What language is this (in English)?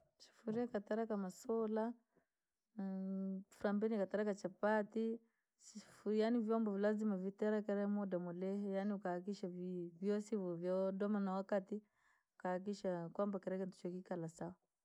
Langi